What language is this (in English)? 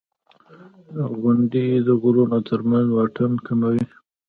Pashto